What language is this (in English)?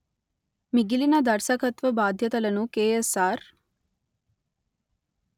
Telugu